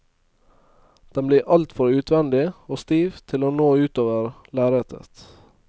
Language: Norwegian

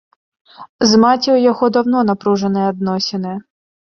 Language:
Belarusian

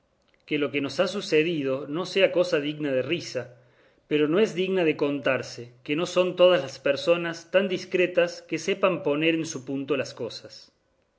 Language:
Spanish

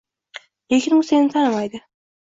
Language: Uzbek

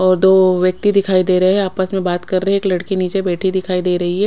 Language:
Hindi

